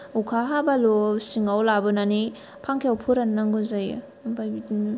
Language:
Bodo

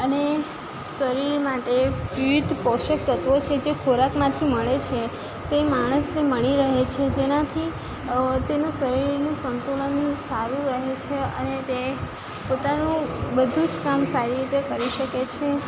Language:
Gujarati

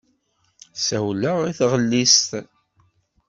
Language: Kabyle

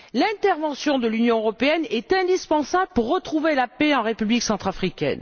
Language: French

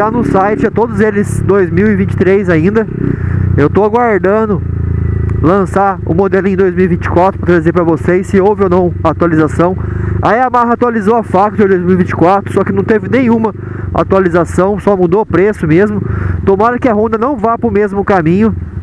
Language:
Portuguese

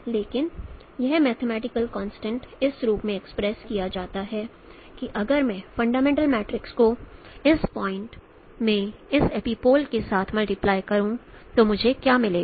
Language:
Hindi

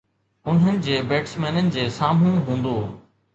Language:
Sindhi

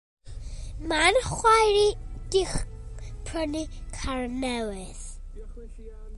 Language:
Welsh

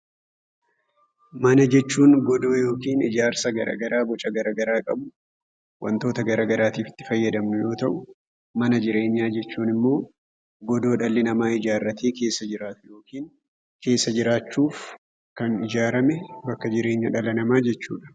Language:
Oromo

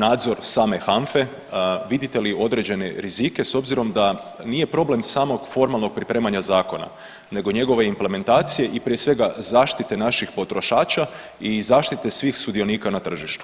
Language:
Croatian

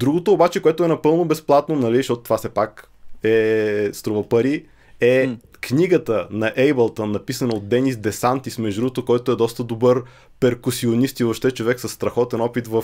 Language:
Bulgarian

